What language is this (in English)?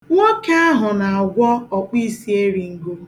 Igbo